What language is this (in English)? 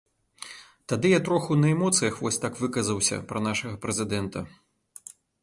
Belarusian